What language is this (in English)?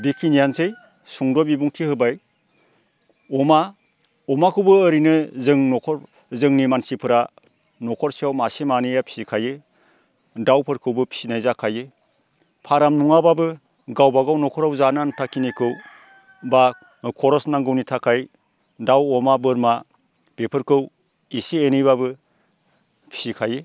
Bodo